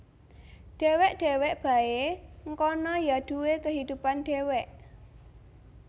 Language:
Javanese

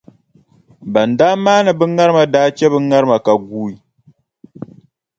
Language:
Dagbani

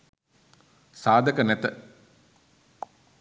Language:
Sinhala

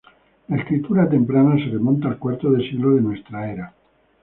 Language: Spanish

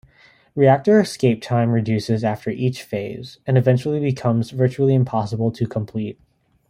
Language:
English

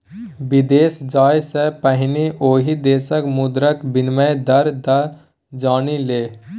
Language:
Maithili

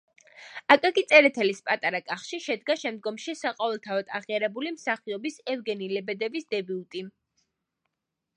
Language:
Georgian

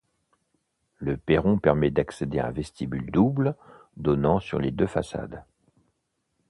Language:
French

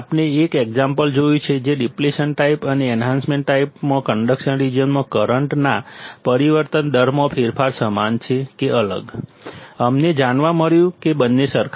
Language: Gujarati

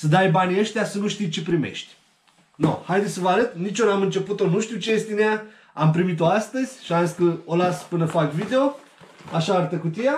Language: Romanian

